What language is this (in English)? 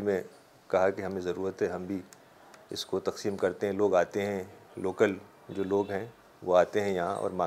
Urdu